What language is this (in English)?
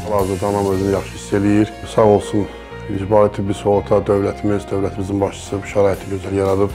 Turkish